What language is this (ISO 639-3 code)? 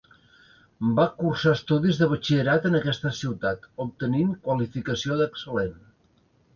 cat